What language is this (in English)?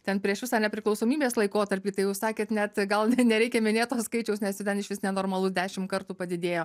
Lithuanian